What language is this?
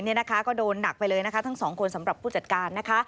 Thai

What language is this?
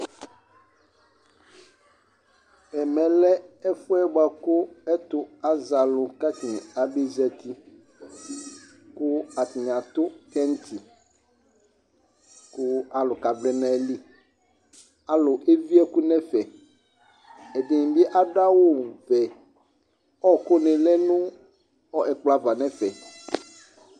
Ikposo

